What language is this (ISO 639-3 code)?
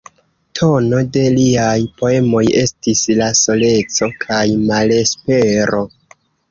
epo